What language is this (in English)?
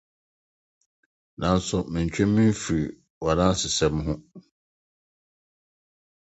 Akan